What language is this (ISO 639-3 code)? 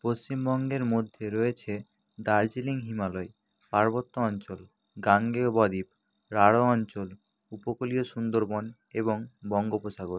ben